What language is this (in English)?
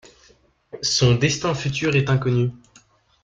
French